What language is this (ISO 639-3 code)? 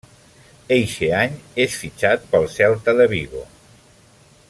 cat